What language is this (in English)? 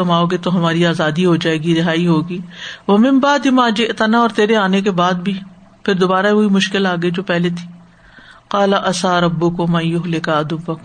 Urdu